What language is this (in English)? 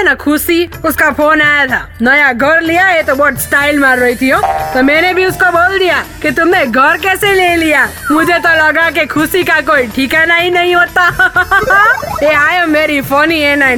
Hindi